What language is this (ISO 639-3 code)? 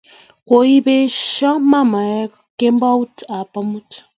kln